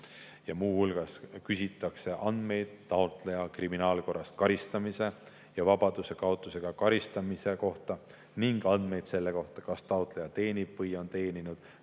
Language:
Estonian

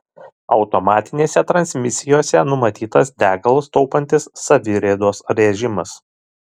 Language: Lithuanian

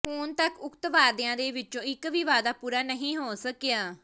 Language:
Punjabi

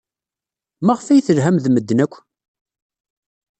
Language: Kabyle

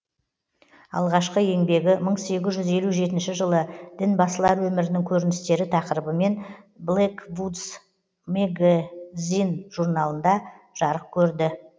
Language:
Kazakh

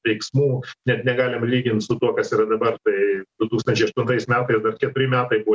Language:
Lithuanian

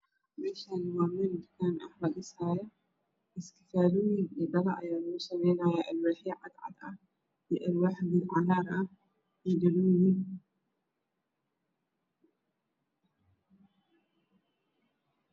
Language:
Somali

